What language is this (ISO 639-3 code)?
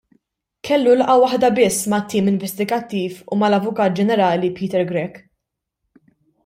mlt